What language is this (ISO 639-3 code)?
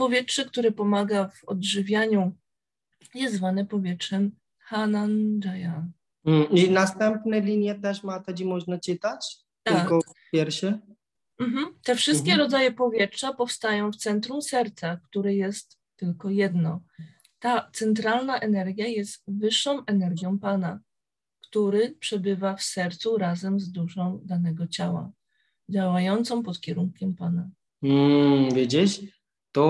pol